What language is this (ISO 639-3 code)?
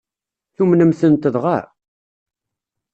kab